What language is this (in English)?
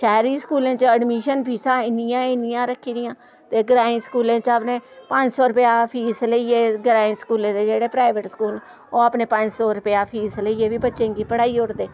Dogri